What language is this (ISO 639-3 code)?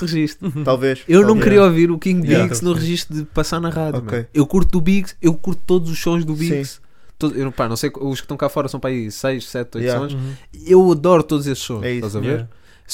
por